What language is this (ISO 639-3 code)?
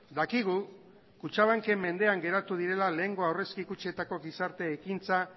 eus